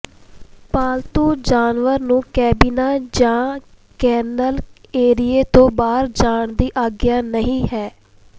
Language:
Punjabi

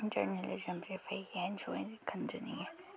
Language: Manipuri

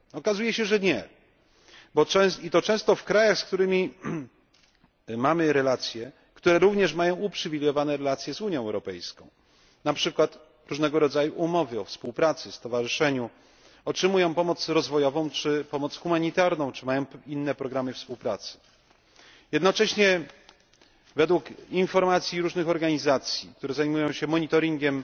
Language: Polish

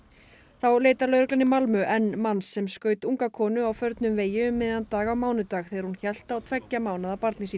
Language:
Icelandic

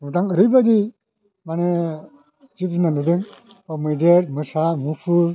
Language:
Bodo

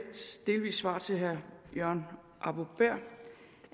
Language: Danish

